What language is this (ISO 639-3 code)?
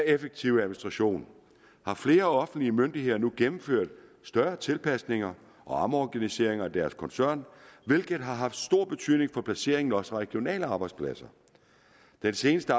dan